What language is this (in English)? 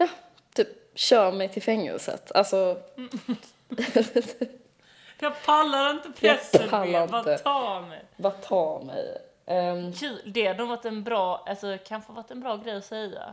Swedish